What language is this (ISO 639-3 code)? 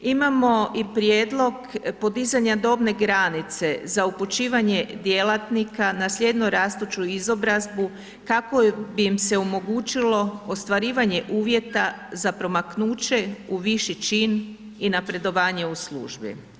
hrv